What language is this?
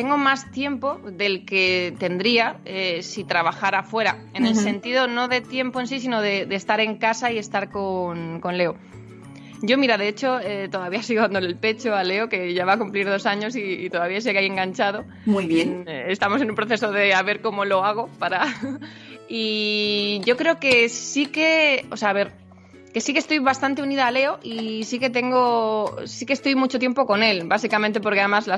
Spanish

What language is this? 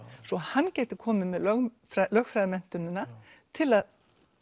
Icelandic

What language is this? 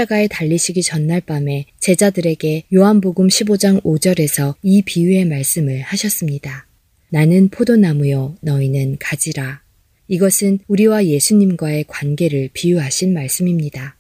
Korean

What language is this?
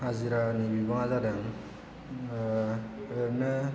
Bodo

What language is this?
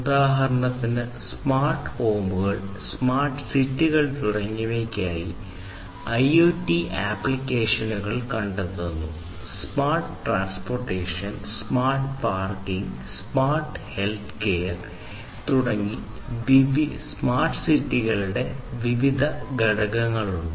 Malayalam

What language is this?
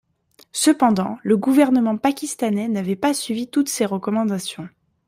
French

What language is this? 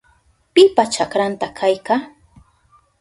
Southern Pastaza Quechua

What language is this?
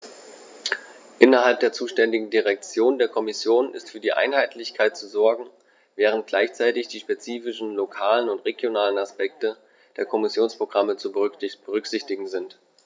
German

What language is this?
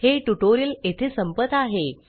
Marathi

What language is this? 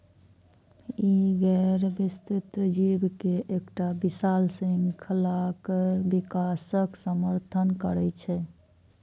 Maithili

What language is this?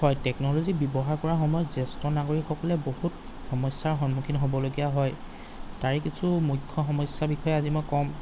Assamese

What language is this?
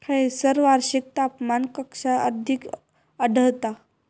Marathi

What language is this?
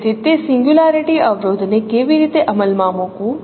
Gujarati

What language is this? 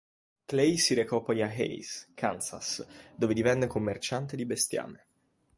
Italian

